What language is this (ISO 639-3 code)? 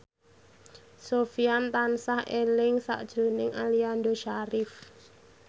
jav